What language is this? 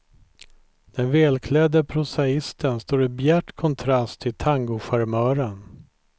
Swedish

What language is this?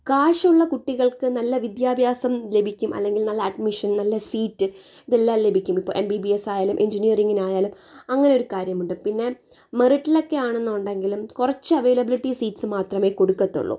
Malayalam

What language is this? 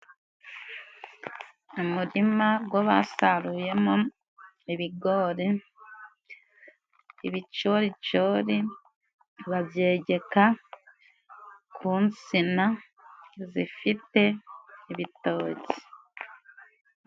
Kinyarwanda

